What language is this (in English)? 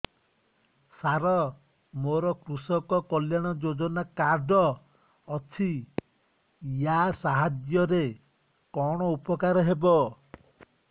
Odia